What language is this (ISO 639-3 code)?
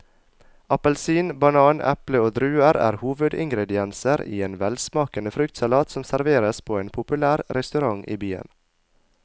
nor